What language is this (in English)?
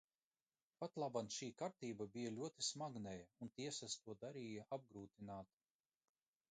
Latvian